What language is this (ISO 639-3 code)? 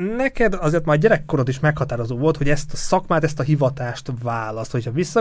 hun